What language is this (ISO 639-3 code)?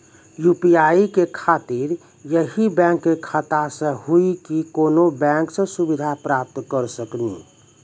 mai